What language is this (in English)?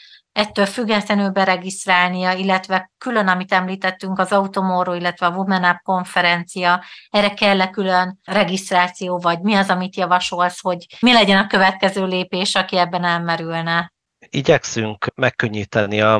Hungarian